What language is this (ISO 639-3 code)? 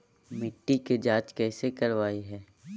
mag